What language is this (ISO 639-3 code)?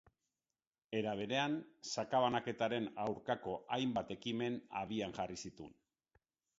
eus